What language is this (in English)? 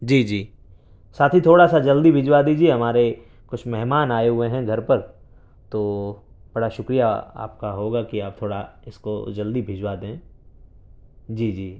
Urdu